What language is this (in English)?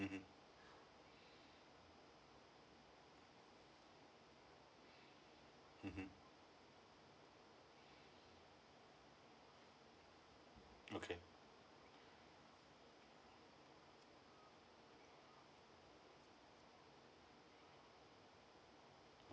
English